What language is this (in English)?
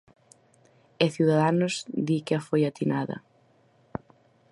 Galician